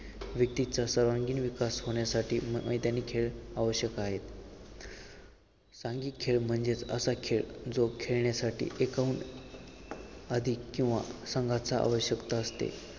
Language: Marathi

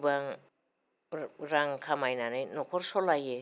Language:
Bodo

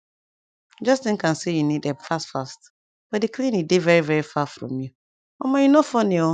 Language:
Nigerian Pidgin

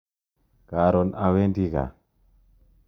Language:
Kalenjin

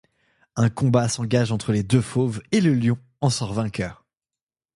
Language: French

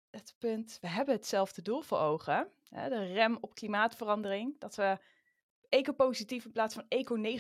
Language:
Dutch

